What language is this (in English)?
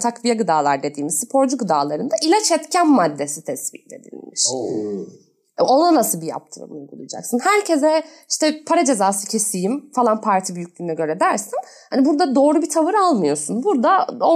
Turkish